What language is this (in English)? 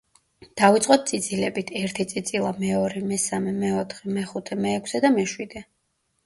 Georgian